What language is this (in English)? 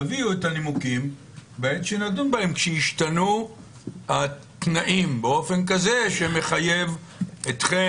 Hebrew